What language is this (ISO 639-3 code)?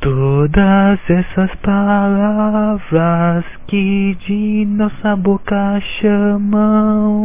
por